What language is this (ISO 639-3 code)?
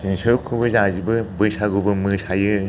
brx